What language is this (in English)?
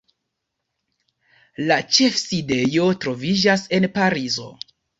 Esperanto